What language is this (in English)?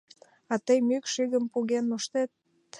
Mari